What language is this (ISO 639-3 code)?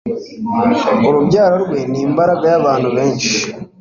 kin